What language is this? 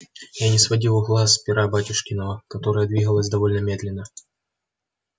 Russian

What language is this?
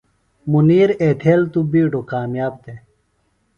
Phalura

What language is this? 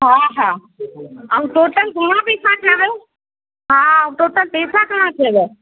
Sindhi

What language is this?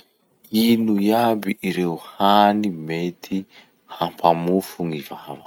Masikoro Malagasy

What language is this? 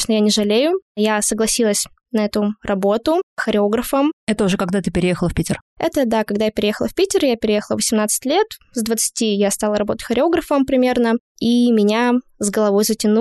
Russian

